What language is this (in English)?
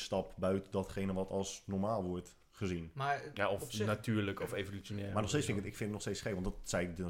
Dutch